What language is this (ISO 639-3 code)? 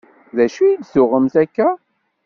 kab